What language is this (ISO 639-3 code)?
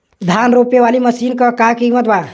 bho